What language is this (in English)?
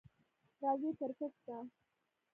Pashto